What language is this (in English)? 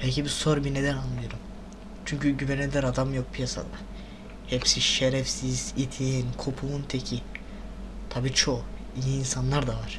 Turkish